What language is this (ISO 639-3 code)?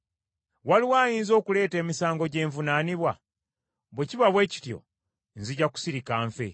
lug